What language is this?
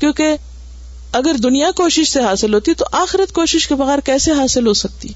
Urdu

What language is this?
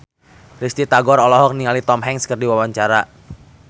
Sundanese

